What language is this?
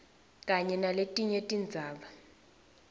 Swati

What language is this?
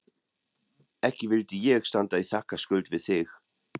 Icelandic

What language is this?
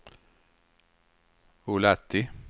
Swedish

